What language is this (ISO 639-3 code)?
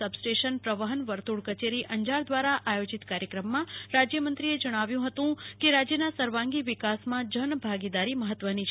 guj